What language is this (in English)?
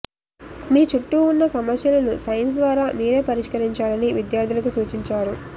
Telugu